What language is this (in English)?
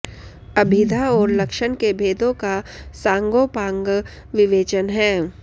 Sanskrit